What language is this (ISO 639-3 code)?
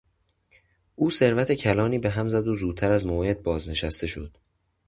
fas